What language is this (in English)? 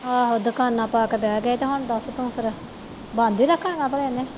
Punjabi